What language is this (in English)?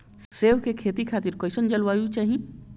Bhojpuri